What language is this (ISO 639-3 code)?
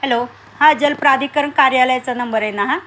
mar